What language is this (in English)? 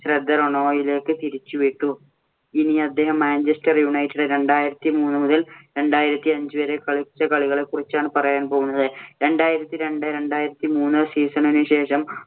Malayalam